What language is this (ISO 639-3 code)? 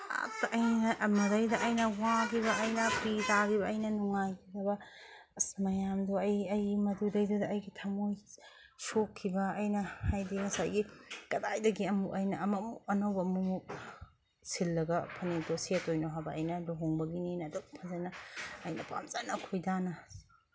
mni